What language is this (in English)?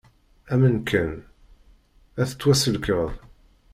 Kabyle